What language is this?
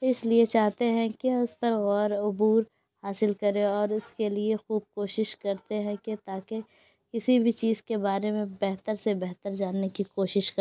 Urdu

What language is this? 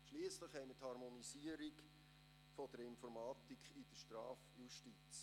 Swiss German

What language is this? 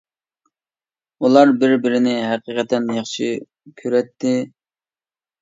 Uyghur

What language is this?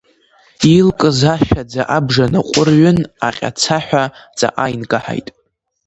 Abkhazian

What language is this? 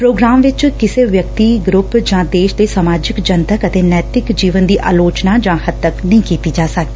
Punjabi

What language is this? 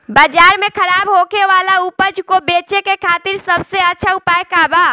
Bhojpuri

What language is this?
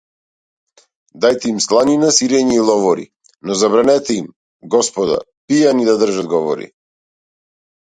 Macedonian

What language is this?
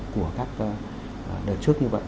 Vietnamese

